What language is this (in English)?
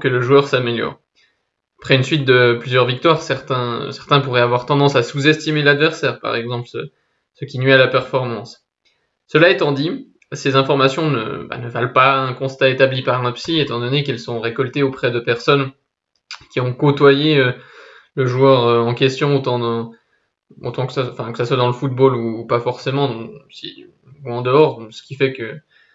French